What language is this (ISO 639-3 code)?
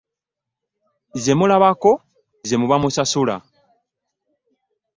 lug